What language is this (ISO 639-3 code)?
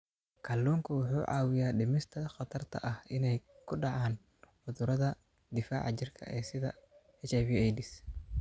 som